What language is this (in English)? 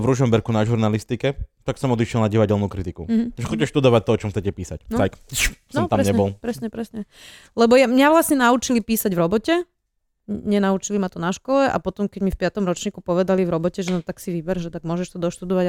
Slovak